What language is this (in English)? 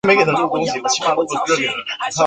Chinese